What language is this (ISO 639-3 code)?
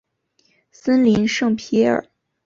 zho